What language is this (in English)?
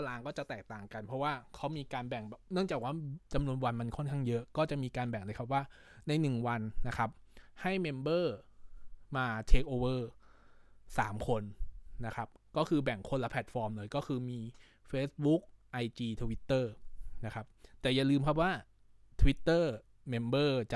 Thai